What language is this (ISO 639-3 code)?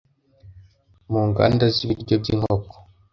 kin